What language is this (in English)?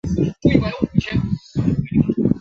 Chinese